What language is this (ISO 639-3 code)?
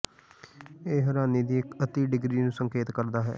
pan